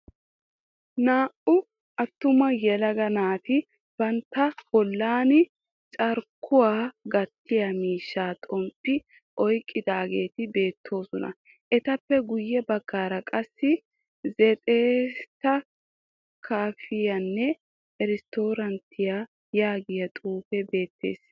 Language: Wolaytta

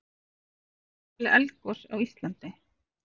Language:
Icelandic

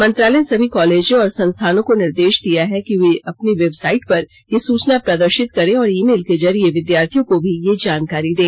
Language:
Hindi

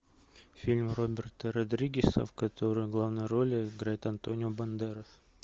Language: Russian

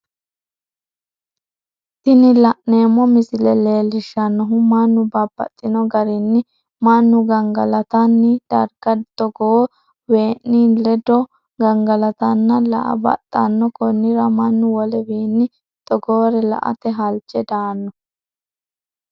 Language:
Sidamo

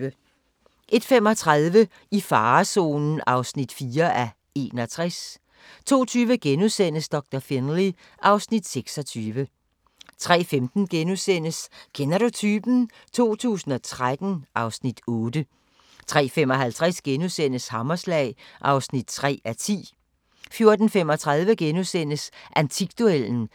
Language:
Danish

